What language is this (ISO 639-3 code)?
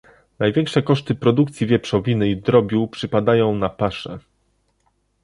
pol